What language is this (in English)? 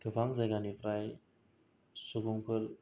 Bodo